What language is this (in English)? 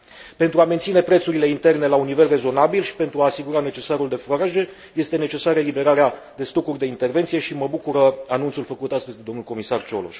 Romanian